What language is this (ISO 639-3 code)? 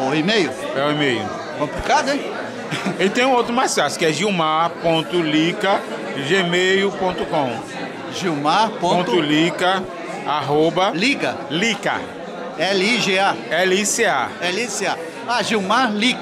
por